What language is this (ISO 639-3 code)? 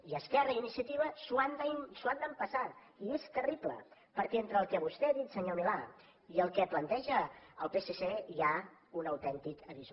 cat